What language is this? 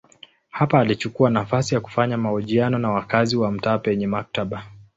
Swahili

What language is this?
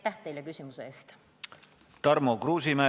Estonian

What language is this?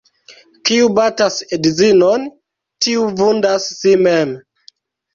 Esperanto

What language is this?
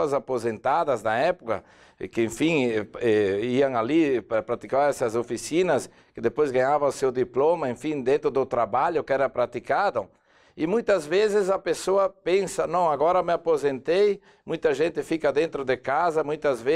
Portuguese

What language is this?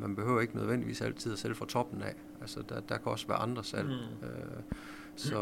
Danish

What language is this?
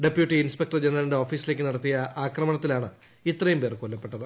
Malayalam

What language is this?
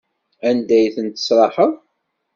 Kabyle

